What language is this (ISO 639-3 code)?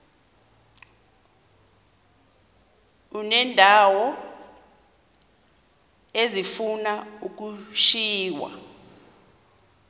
xho